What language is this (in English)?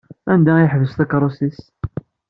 Kabyle